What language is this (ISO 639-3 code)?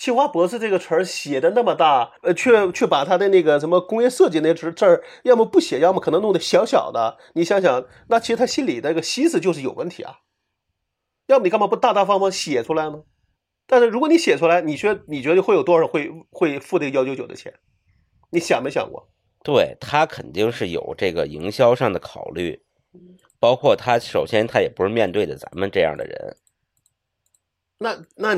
zho